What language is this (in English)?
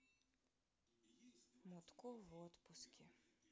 Russian